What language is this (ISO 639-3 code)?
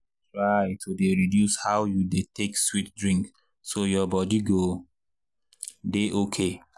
pcm